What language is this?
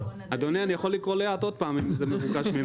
Hebrew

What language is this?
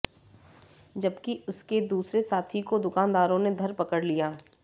Hindi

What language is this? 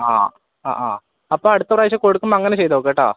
Malayalam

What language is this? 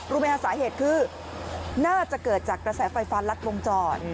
Thai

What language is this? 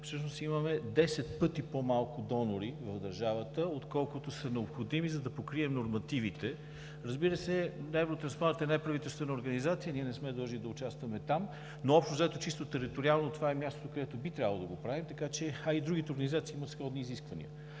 Bulgarian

